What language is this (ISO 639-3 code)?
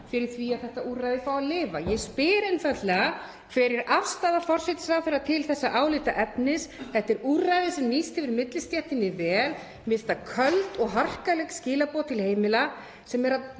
isl